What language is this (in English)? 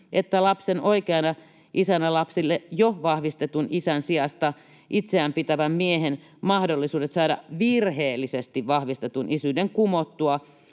Finnish